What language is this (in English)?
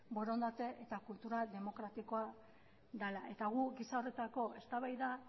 Basque